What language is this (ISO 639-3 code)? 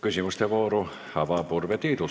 est